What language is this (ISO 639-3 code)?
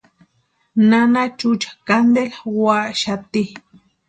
pua